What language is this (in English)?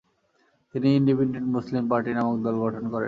Bangla